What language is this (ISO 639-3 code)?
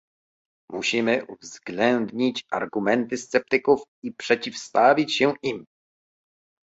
pol